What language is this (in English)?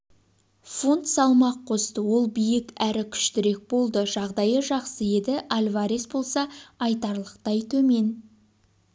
Kazakh